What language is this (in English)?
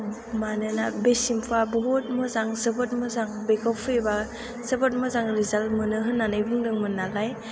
Bodo